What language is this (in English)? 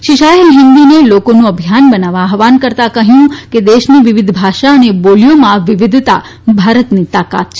Gujarati